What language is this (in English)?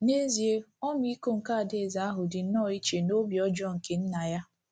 Igbo